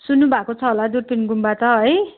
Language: Nepali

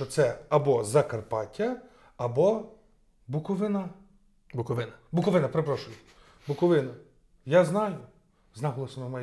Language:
Ukrainian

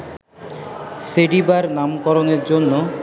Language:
Bangla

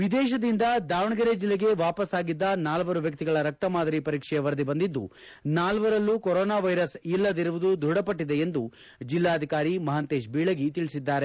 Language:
Kannada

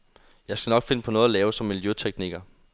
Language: Danish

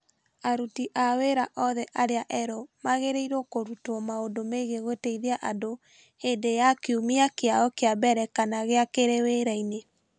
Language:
Kikuyu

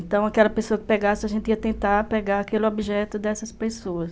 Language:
Portuguese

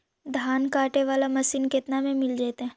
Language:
Magahi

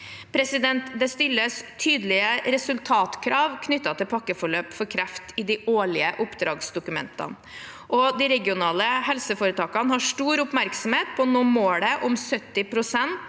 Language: Norwegian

